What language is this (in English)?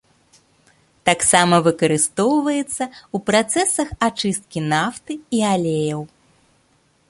Belarusian